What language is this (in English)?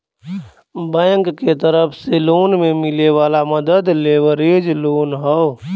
Bhojpuri